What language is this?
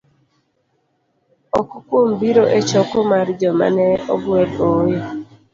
Luo (Kenya and Tanzania)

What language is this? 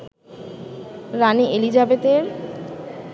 Bangla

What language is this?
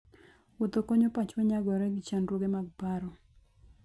Luo (Kenya and Tanzania)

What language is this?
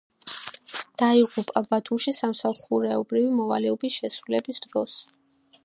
Georgian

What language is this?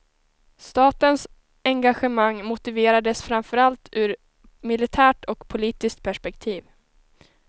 Swedish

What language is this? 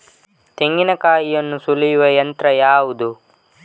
Kannada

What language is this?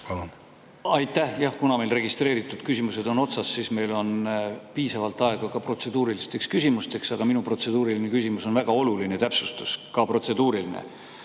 Estonian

